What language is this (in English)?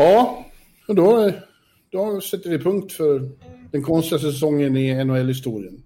Swedish